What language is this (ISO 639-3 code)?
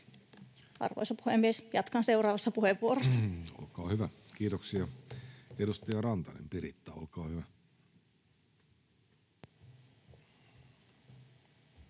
fin